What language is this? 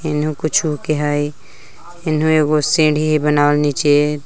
Magahi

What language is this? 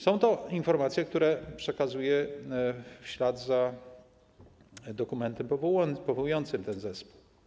Polish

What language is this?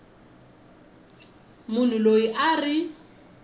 Tsonga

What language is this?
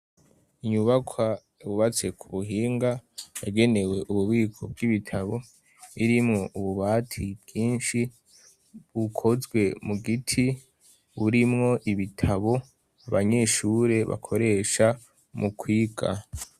Rundi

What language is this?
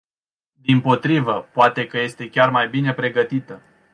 Romanian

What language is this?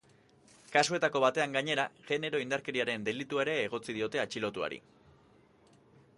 Basque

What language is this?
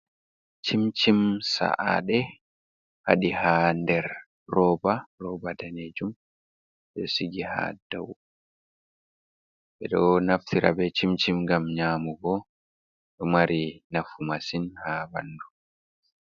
Fula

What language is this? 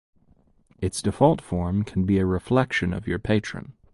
English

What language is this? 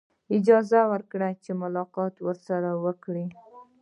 Pashto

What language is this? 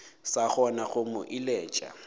Northern Sotho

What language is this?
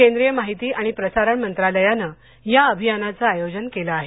Marathi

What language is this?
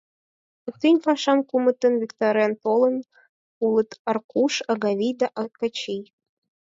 Mari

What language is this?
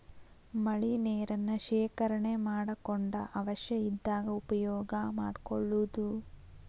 Kannada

